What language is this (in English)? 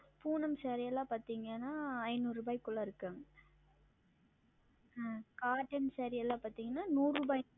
Tamil